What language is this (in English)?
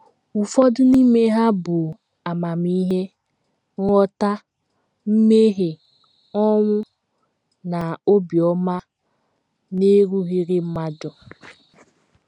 Igbo